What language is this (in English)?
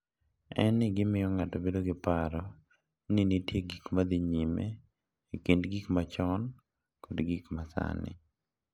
Luo (Kenya and Tanzania)